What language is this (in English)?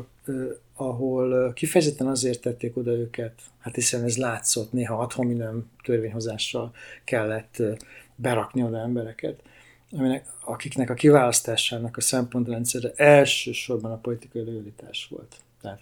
Hungarian